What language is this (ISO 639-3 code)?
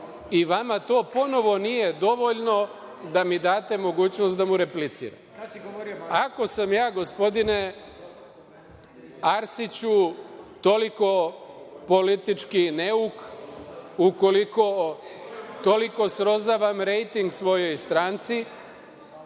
srp